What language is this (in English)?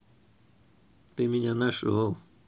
Russian